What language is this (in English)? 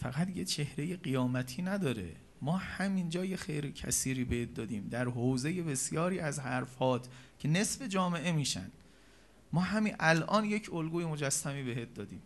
Persian